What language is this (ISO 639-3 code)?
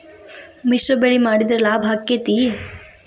kan